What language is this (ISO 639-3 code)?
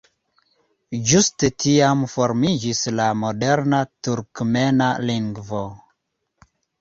epo